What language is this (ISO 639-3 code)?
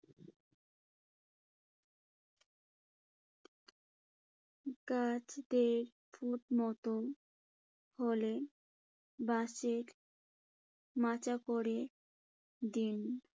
ben